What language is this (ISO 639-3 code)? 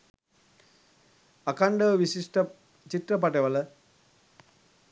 sin